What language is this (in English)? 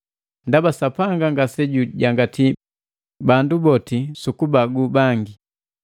Matengo